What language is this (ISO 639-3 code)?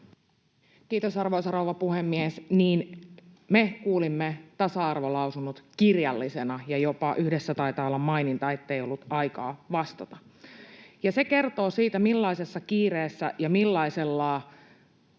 fin